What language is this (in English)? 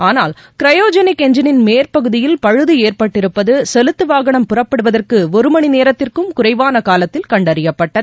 Tamil